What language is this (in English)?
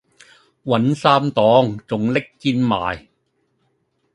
Cantonese